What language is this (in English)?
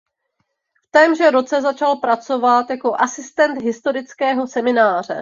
Czech